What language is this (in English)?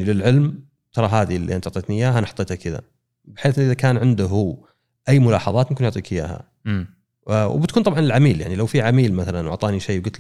Arabic